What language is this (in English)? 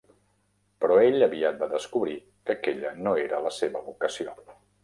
Catalan